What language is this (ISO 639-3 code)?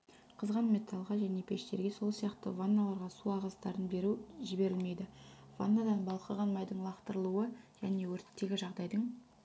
kaz